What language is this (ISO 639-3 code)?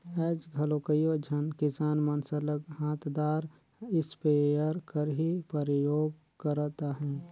hne